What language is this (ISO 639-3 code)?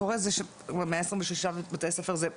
heb